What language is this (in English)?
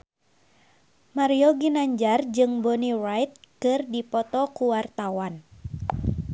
Sundanese